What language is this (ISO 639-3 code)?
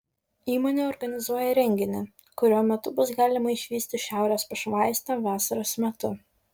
lit